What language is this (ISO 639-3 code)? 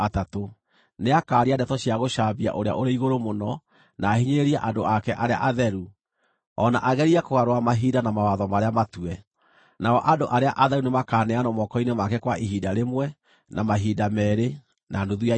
kik